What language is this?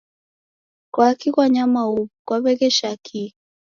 Taita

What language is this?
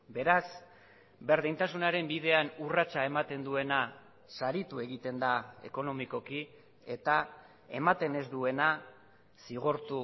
Basque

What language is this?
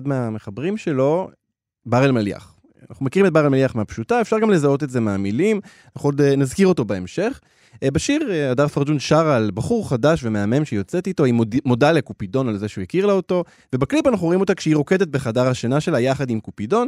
Hebrew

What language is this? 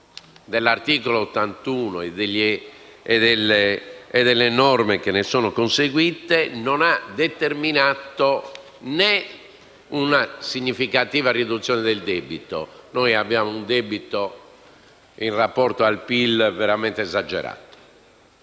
Italian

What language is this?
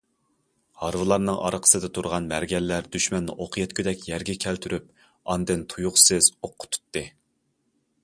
Uyghur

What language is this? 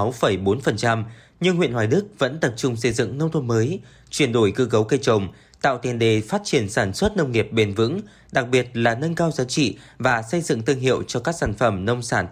Vietnamese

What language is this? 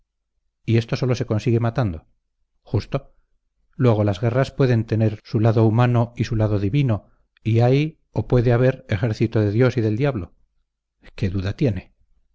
Spanish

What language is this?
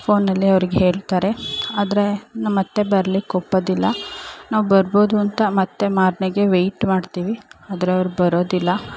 Kannada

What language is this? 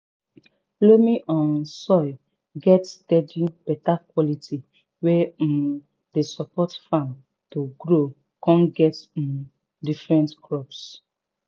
Nigerian Pidgin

